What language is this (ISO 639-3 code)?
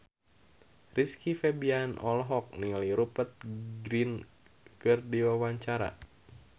sun